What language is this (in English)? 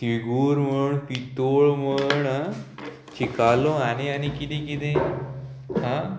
Konkani